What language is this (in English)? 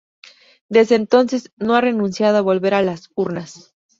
Spanish